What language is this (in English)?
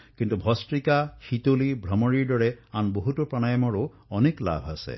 Assamese